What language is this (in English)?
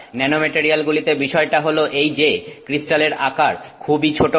Bangla